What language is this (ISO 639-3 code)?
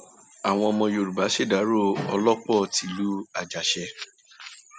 yor